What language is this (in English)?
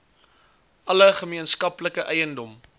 Afrikaans